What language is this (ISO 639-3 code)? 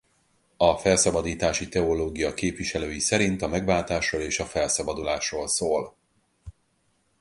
hun